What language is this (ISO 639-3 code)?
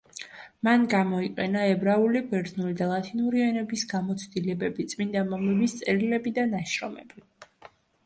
kat